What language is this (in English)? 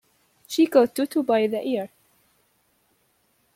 English